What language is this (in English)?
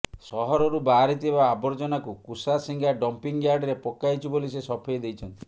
Odia